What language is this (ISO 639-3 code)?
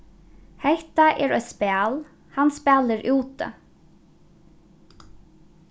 fao